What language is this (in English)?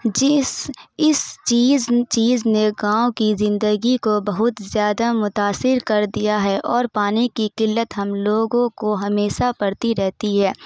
Urdu